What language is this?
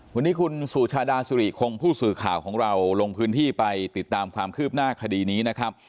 Thai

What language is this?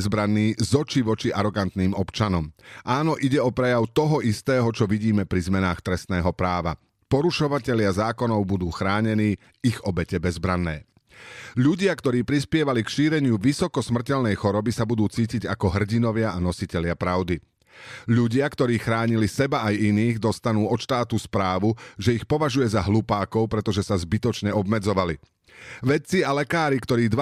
Slovak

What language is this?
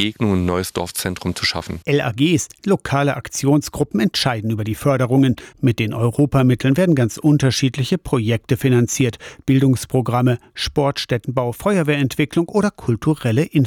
German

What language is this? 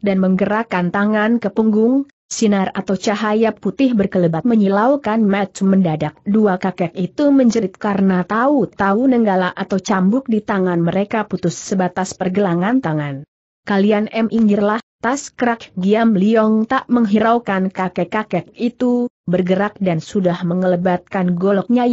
Indonesian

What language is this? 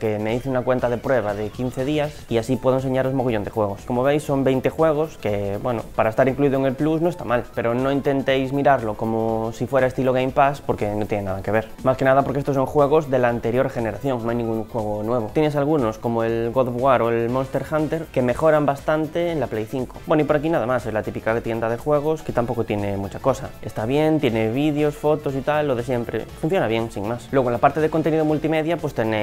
Spanish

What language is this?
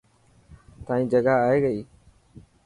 Dhatki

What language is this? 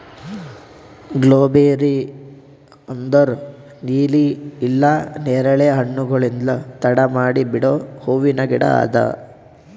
Kannada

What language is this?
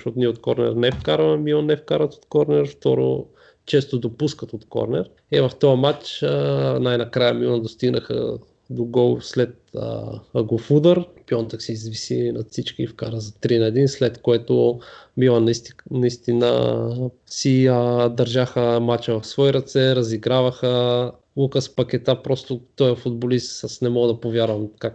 Bulgarian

